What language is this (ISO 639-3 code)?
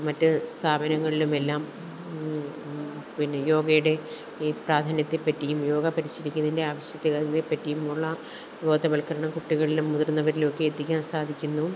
mal